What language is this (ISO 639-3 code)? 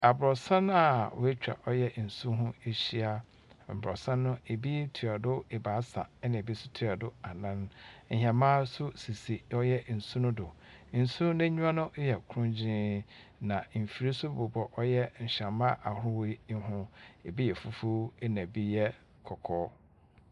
aka